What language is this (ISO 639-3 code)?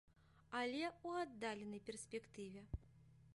bel